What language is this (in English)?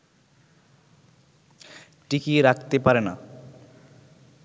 Bangla